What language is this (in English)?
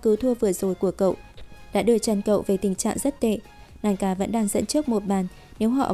Vietnamese